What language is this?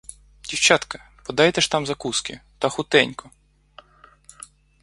Ukrainian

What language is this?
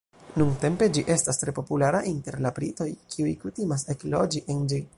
Esperanto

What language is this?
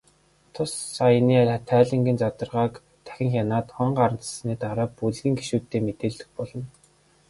Mongolian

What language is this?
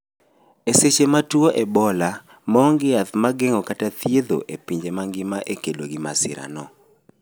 Luo (Kenya and Tanzania)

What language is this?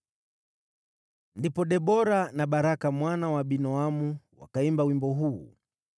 Swahili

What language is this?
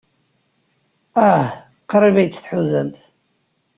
Kabyle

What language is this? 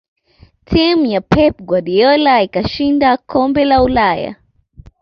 Swahili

